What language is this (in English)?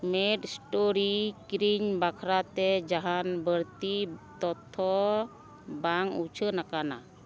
Santali